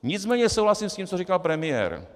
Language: Czech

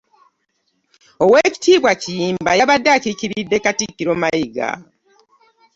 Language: Ganda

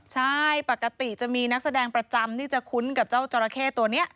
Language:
Thai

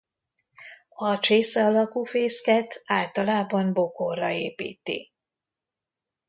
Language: Hungarian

